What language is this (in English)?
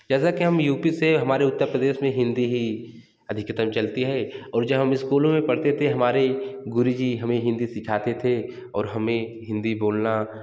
Hindi